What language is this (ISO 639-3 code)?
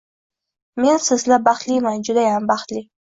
uzb